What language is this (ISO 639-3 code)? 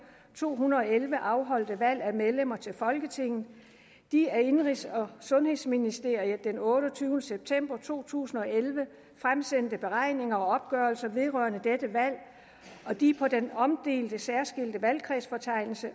dan